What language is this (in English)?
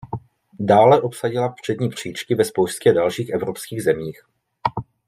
Czech